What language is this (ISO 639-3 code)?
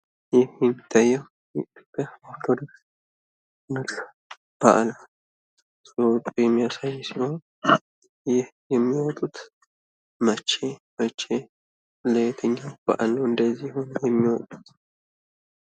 amh